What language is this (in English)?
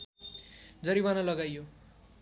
Nepali